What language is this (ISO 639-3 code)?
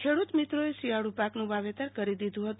guj